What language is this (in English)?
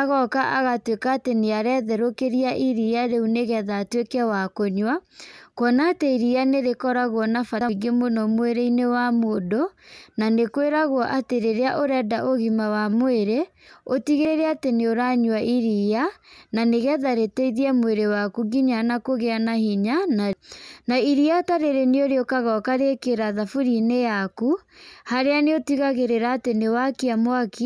Kikuyu